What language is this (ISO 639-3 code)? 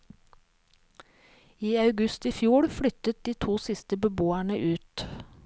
nor